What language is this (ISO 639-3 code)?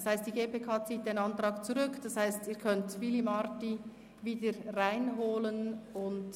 gsw